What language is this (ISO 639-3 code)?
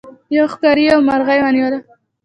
pus